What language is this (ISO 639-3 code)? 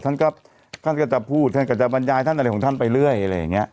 tha